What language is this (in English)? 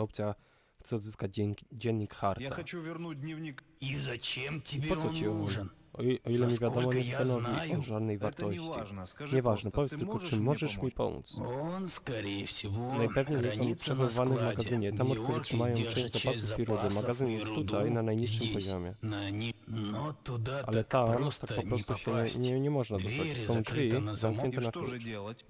Polish